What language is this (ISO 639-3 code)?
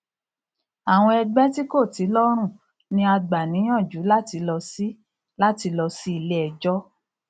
yor